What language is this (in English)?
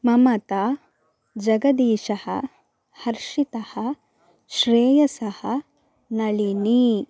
Sanskrit